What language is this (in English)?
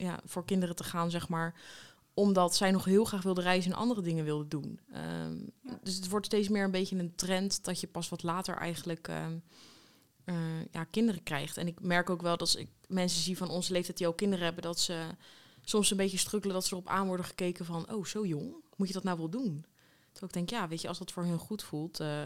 Dutch